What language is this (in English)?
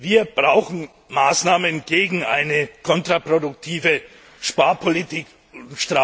German